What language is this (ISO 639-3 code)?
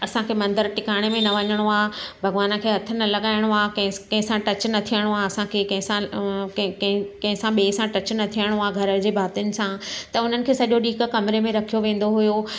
snd